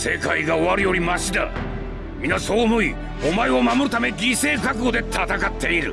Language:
Japanese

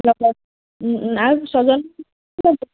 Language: Assamese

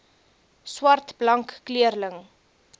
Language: Afrikaans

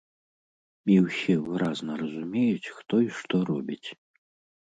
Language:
Belarusian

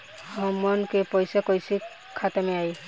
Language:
Bhojpuri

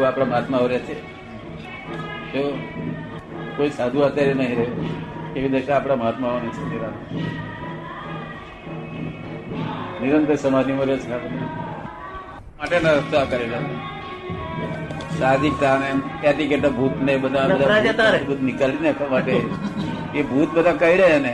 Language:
Gujarati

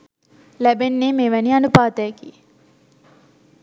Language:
Sinhala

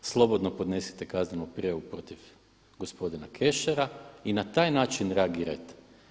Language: Croatian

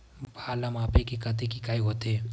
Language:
Chhattisgarhi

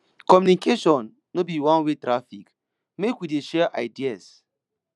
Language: Nigerian Pidgin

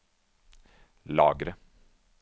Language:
Norwegian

